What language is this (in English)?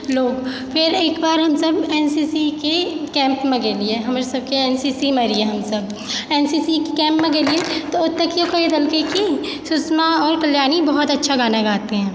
Maithili